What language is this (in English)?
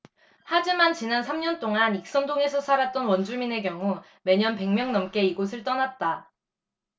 Korean